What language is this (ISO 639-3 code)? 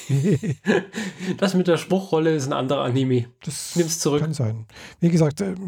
deu